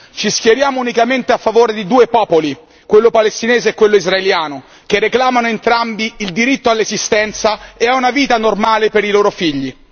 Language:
Italian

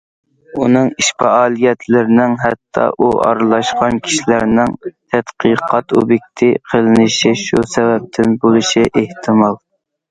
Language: Uyghur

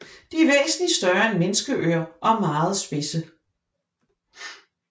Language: Danish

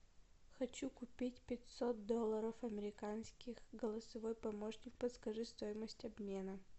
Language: Russian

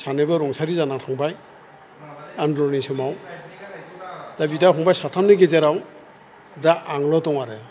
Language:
Bodo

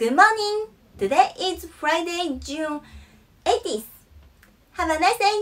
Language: Japanese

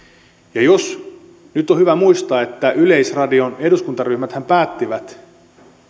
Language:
Finnish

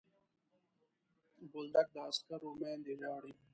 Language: Pashto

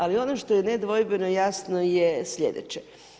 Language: Croatian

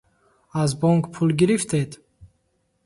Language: Tajik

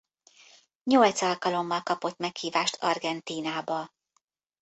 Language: Hungarian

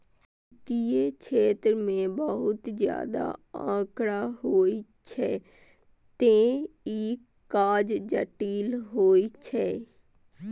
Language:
Maithili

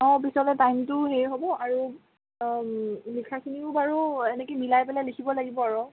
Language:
Assamese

